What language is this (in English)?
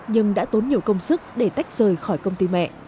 Vietnamese